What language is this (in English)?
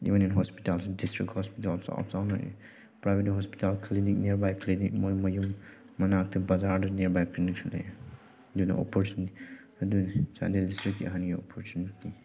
Manipuri